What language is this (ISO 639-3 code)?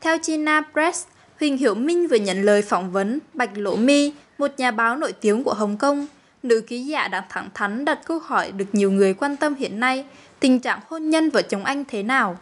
vie